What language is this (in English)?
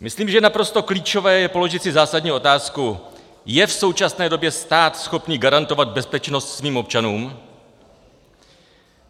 Czech